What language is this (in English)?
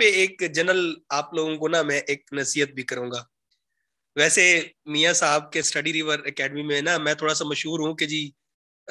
Hindi